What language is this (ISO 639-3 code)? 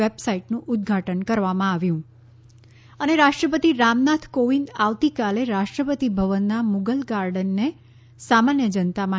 guj